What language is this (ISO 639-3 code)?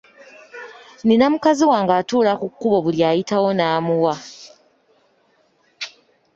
lug